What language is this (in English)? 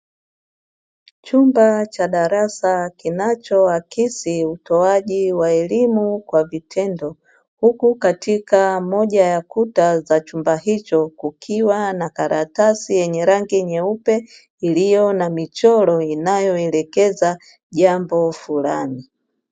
Swahili